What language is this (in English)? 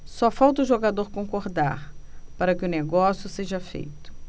Portuguese